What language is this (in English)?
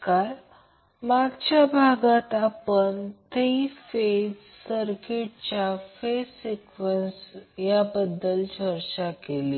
Marathi